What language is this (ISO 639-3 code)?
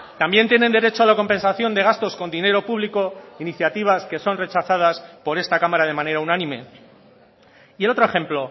spa